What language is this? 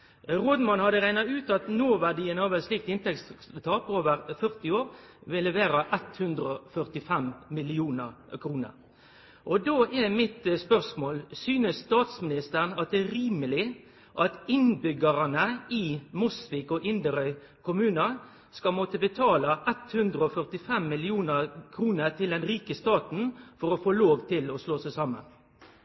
Norwegian Nynorsk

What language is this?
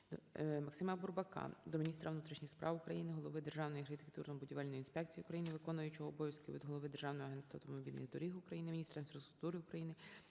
Ukrainian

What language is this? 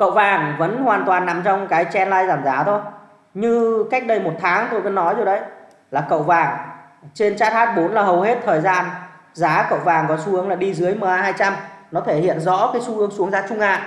Vietnamese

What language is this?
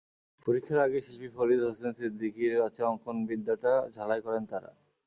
Bangla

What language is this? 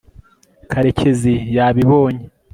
Kinyarwanda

